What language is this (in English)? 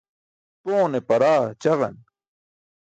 Burushaski